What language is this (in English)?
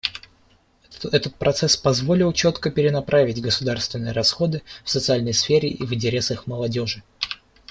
Russian